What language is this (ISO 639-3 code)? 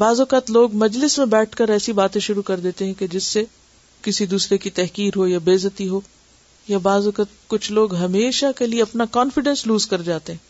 urd